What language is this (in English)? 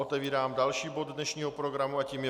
Czech